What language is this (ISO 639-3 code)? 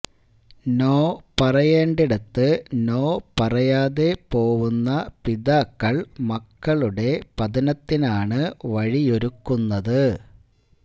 mal